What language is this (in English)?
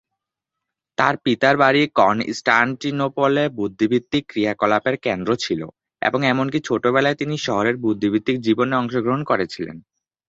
Bangla